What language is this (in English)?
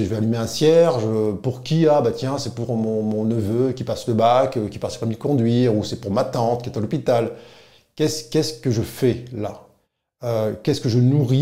French